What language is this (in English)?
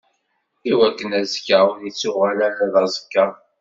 Kabyle